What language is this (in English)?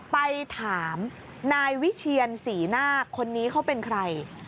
Thai